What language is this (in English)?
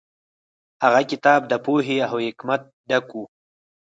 Pashto